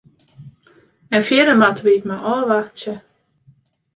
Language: Western Frisian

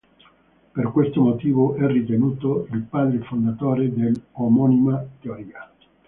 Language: Italian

